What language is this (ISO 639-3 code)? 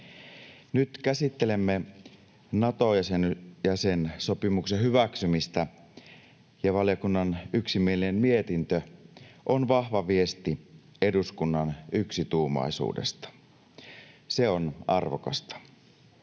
fin